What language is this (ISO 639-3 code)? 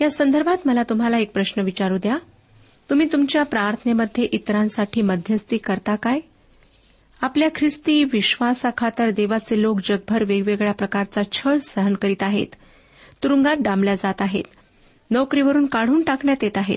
mar